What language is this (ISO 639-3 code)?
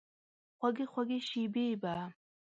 pus